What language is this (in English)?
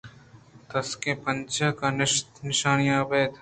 Eastern Balochi